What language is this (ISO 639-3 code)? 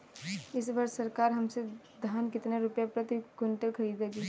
hin